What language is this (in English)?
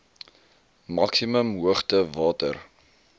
Afrikaans